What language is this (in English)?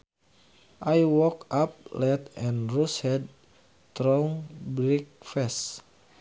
Sundanese